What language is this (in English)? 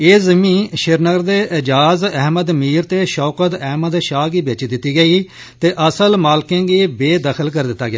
Dogri